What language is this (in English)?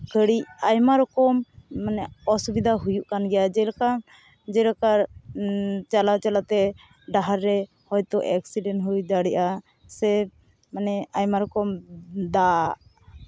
Santali